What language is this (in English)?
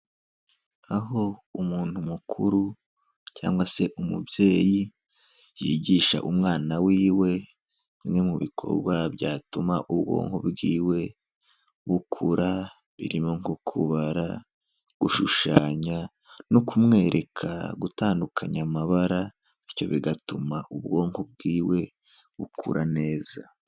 Kinyarwanda